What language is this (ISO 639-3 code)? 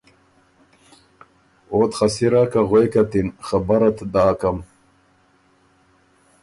oru